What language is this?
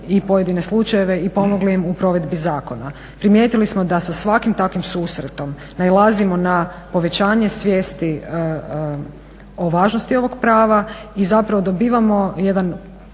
Croatian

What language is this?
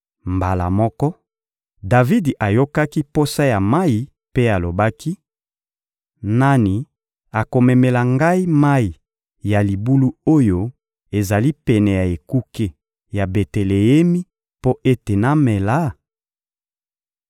Lingala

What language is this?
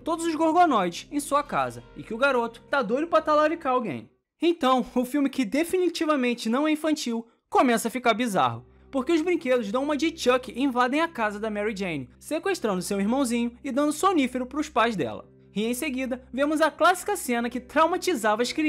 Portuguese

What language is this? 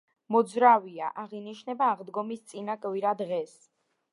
Georgian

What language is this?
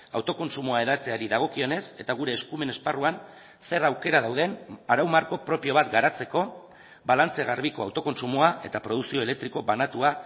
Basque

